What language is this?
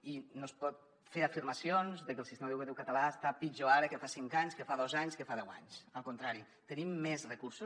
Catalan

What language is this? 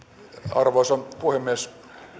Finnish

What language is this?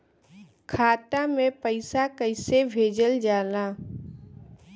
Bhojpuri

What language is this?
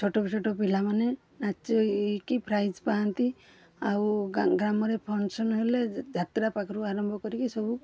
Odia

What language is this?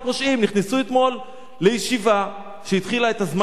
Hebrew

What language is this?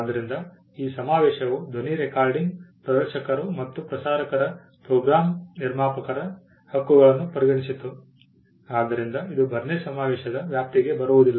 Kannada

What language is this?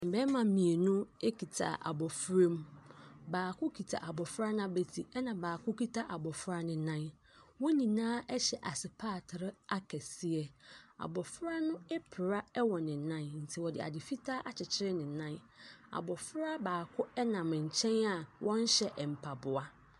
Akan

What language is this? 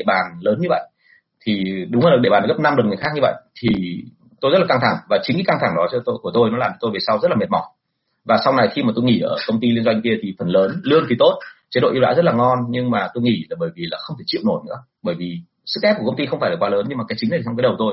Vietnamese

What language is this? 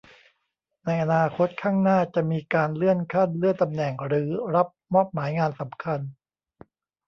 Thai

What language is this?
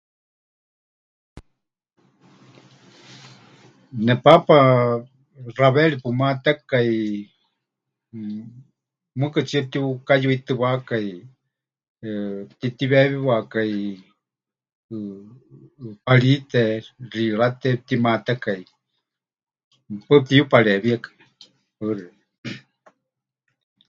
Huichol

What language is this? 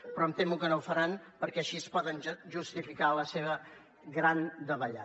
Catalan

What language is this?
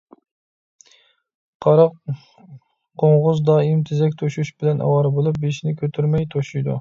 Uyghur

